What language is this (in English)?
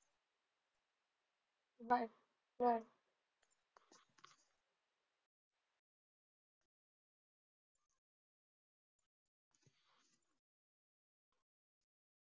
Marathi